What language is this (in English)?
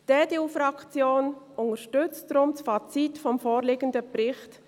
Swiss German